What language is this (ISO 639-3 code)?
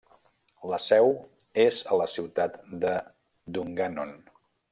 cat